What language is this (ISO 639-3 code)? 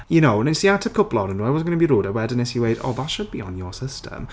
cym